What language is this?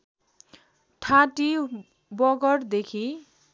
Nepali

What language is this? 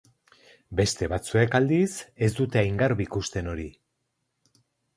Basque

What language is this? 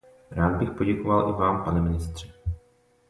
Czech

